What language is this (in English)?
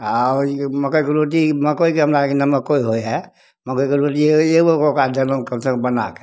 Maithili